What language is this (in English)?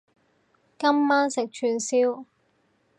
Cantonese